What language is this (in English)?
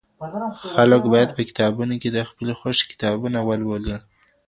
Pashto